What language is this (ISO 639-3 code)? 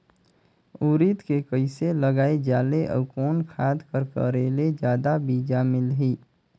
hne